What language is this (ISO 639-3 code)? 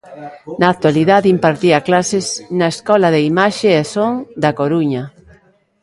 glg